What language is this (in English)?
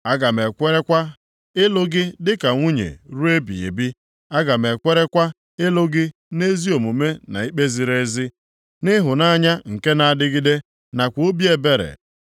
Igbo